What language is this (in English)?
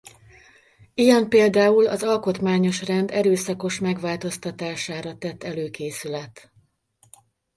Hungarian